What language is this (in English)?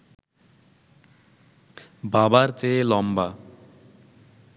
Bangla